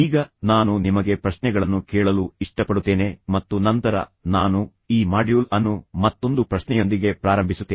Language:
Kannada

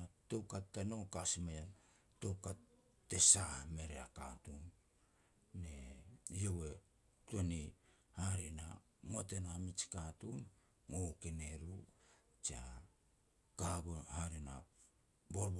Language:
Petats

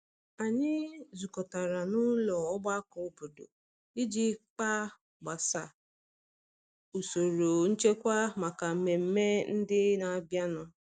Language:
Igbo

